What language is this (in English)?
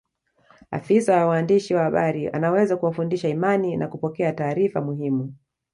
Swahili